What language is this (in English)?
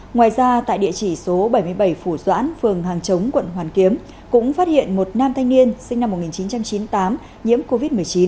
Vietnamese